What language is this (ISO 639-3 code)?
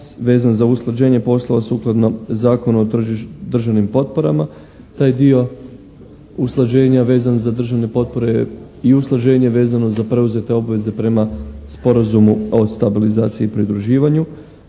hrv